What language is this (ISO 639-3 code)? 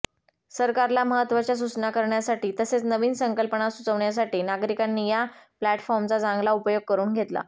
mar